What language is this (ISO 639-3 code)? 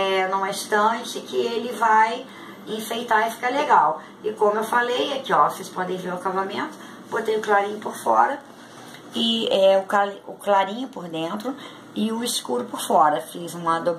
por